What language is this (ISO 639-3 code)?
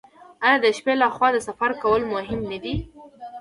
pus